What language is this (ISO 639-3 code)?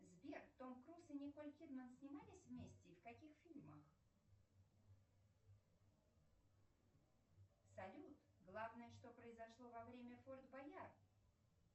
rus